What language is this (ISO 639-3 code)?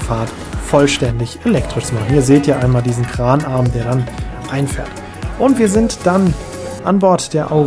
deu